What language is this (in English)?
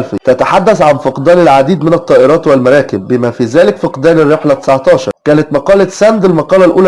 Arabic